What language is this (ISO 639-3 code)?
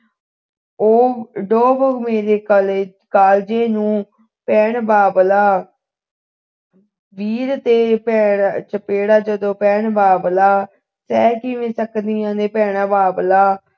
pan